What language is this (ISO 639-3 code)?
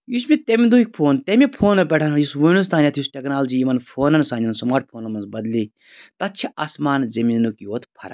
kas